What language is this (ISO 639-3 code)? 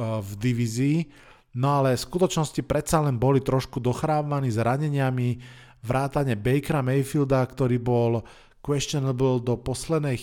slk